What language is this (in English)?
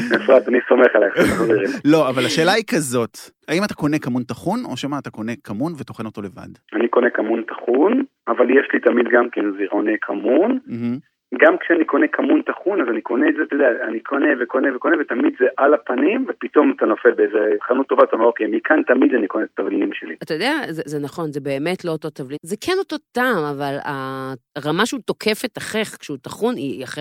Hebrew